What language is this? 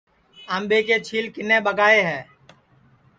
Sansi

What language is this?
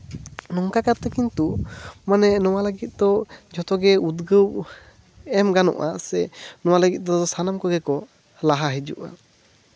Santali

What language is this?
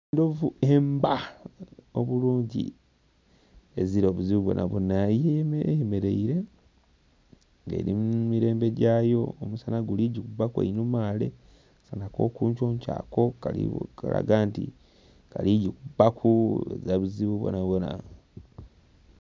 Soga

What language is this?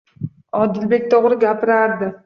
Uzbek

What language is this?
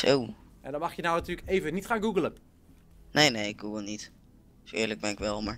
Dutch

